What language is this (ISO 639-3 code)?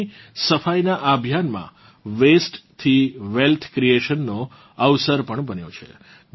guj